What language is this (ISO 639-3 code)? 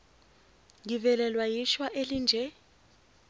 zul